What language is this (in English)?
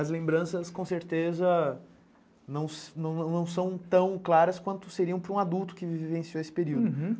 Portuguese